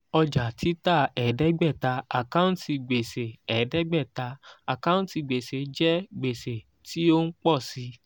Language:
Yoruba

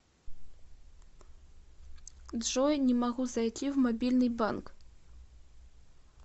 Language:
Russian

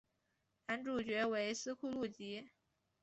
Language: Chinese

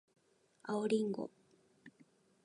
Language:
Japanese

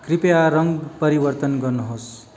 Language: Nepali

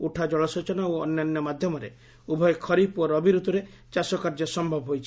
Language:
Odia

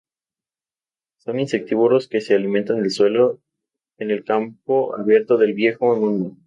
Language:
Spanish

